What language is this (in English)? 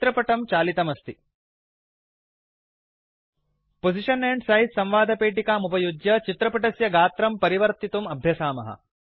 Sanskrit